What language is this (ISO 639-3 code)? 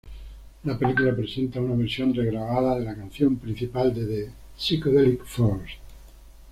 spa